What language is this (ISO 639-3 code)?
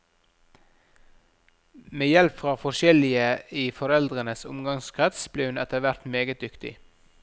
nor